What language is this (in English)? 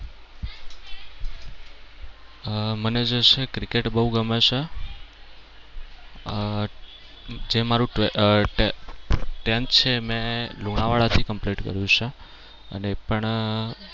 Gujarati